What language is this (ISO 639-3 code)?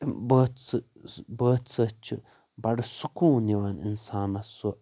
kas